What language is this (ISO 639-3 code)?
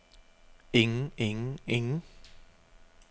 dan